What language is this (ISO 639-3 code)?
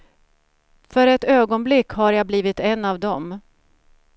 swe